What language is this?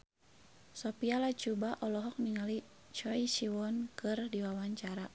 Sundanese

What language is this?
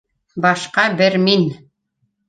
Bashkir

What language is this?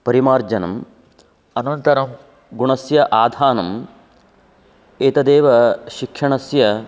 Sanskrit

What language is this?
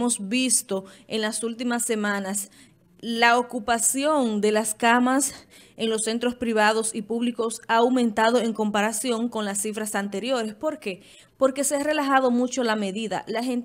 Spanish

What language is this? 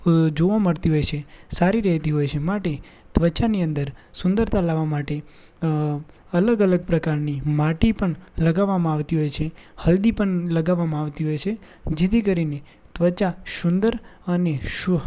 Gujarati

